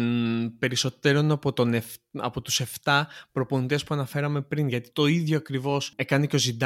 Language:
Greek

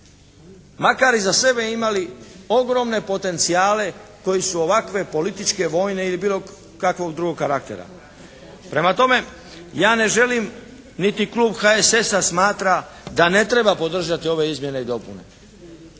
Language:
Croatian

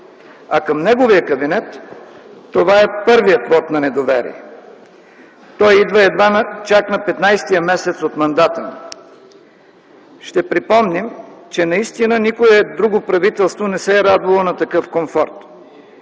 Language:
Bulgarian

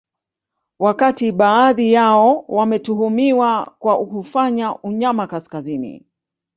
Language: Swahili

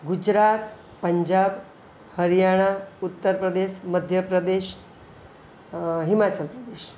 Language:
Gujarati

